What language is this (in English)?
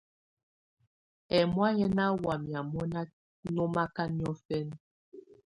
Tunen